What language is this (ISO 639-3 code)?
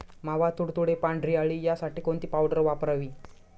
mar